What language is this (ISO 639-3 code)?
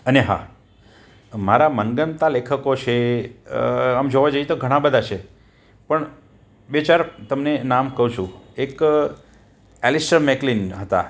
guj